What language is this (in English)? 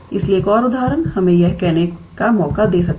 Hindi